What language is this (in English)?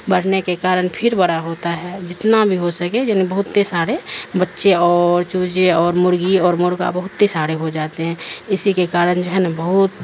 Urdu